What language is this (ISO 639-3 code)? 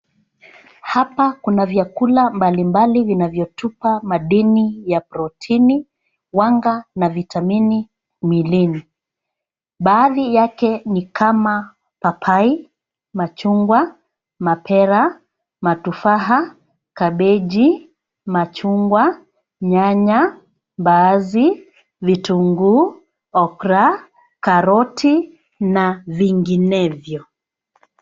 swa